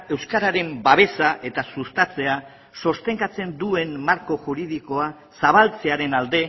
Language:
Basque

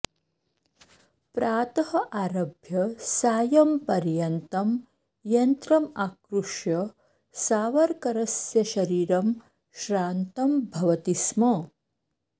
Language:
Sanskrit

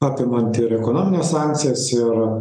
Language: Lithuanian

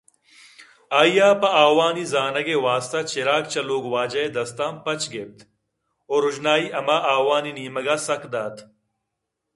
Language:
Eastern Balochi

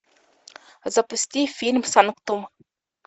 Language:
Russian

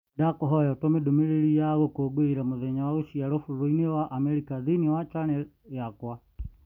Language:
Kikuyu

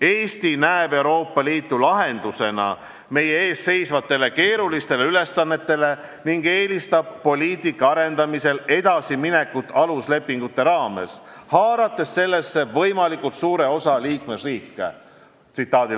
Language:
Estonian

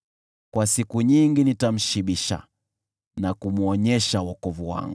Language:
Swahili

